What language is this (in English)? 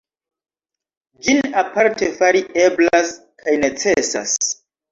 Esperanto